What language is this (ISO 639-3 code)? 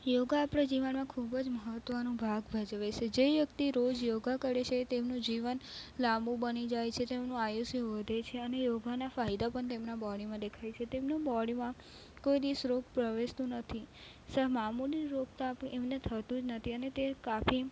guj